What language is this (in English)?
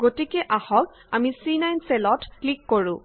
Assamese